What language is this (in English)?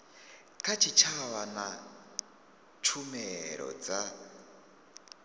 Venda